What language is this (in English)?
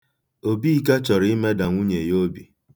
Igbo